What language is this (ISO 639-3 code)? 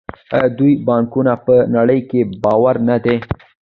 pus